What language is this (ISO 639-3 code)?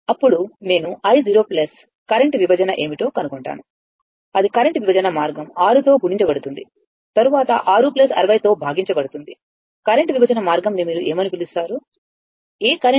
tel